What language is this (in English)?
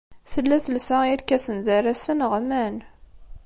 Kabyle